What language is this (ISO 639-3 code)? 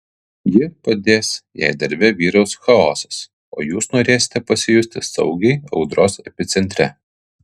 lit